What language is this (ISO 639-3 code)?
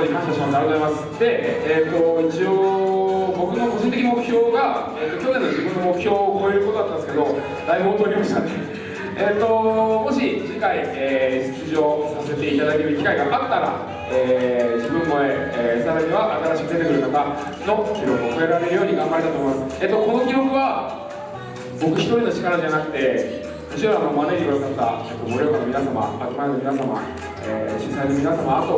jpn